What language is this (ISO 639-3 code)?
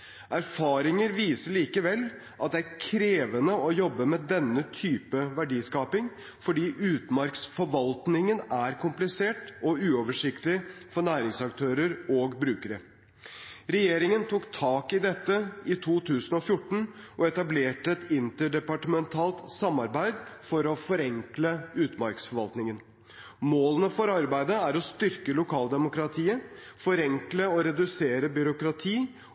nob